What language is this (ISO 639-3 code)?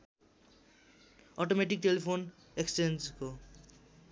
nep